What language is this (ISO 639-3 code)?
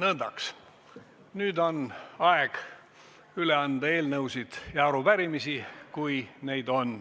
est